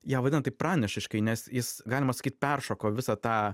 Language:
Lithuanian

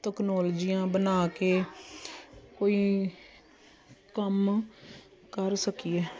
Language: Punjabi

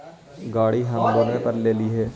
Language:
Magahi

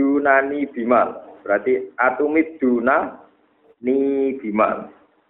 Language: Malay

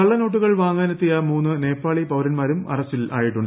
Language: Malayalam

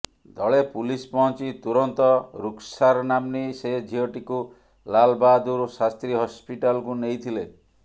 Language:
Odia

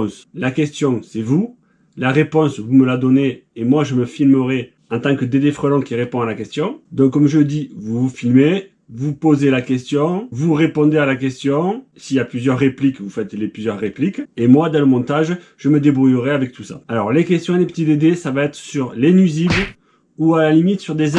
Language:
French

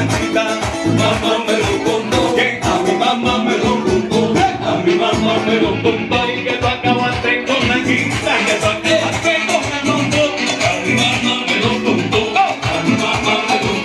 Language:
Thai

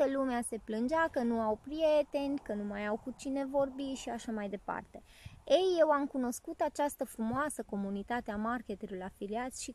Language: Romanian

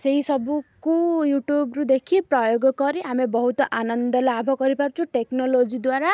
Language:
Odia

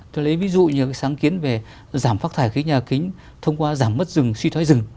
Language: Vietnamese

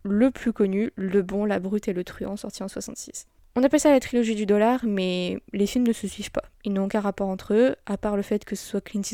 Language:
French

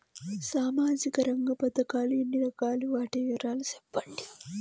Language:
Telugu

